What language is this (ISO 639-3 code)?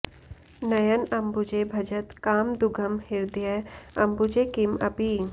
san